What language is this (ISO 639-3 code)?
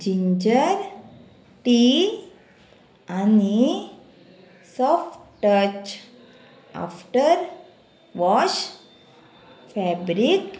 kok